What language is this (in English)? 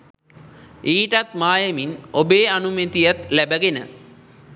Sinhala